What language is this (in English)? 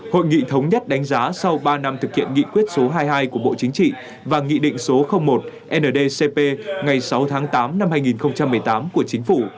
Vietnamese